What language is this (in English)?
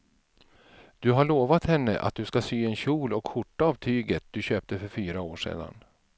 Swedish